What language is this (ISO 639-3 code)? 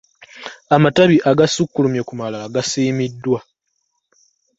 lug